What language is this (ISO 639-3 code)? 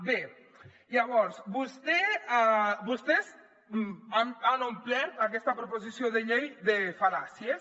cat